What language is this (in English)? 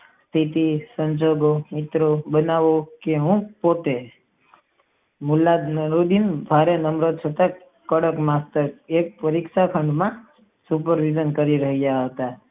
Gujarati